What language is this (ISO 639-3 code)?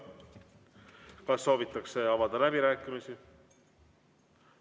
est